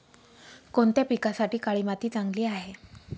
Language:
Marathi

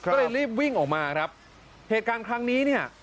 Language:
Thai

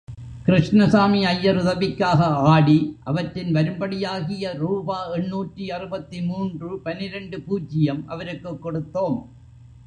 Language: Tamil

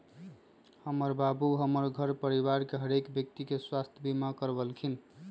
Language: Magahi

